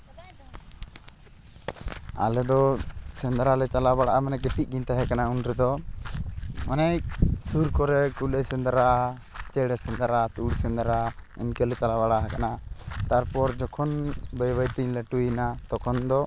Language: Santali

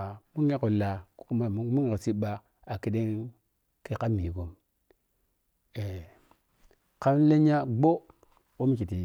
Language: Piya-Kwonci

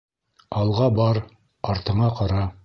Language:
Bashkir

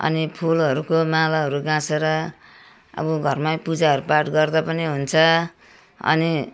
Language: Nepali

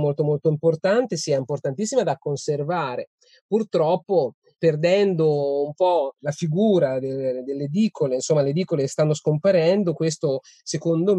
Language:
Italian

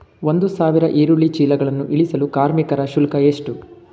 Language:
Kannada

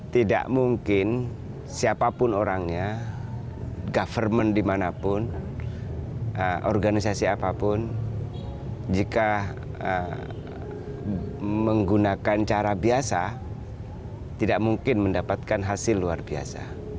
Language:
Indonesian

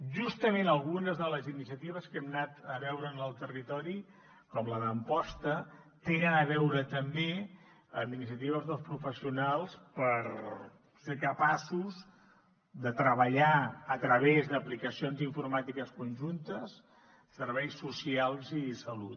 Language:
Catalan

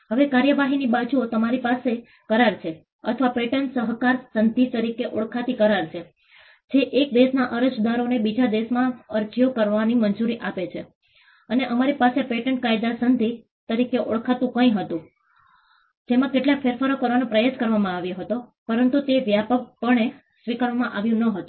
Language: Gujarati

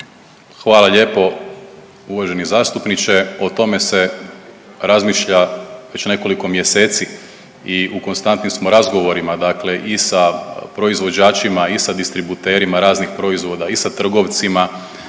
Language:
Croatian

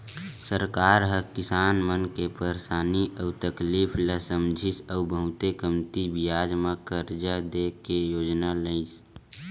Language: Chhattisgarhi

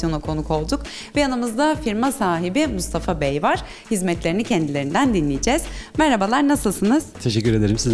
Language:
Turkish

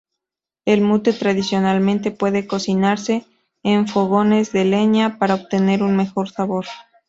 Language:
Spanish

